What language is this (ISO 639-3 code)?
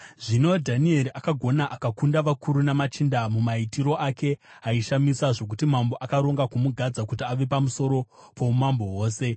sna